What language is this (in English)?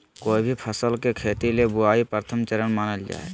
Magahi